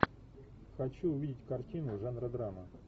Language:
Russian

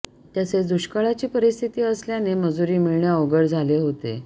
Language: Marathi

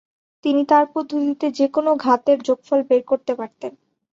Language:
Bangla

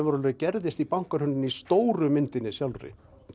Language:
Icelandic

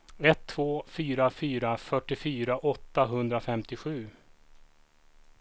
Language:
Swedish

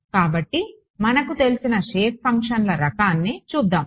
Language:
Telugu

